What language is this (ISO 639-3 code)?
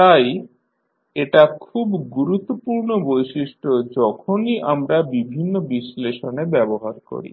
ben